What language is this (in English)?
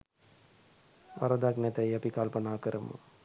Sinhala